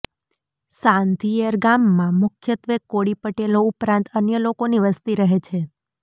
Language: Gujarati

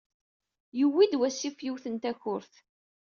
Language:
Kabyle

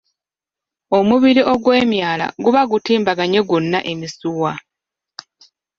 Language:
Ganda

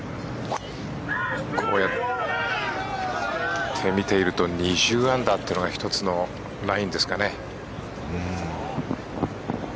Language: Japanese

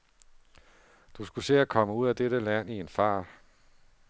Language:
Danish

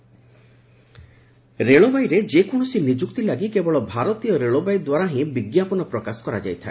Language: Odia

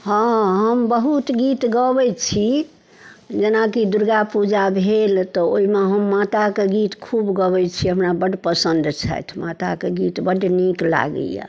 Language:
Maithili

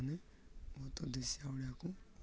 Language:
Odia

